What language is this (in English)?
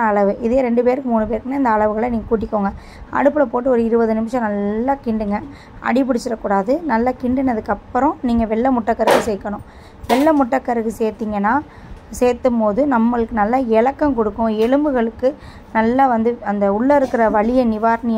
Tamil